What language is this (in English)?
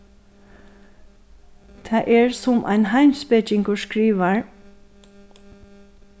Faroese